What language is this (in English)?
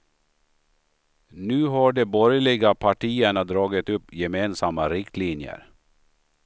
Swedish